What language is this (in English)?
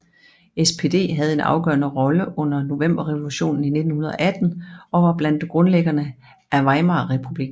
Danish